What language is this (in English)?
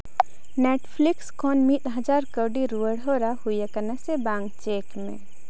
Santali